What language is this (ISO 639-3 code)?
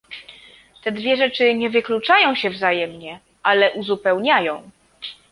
pol